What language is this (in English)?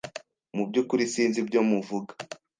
Kinyarwanda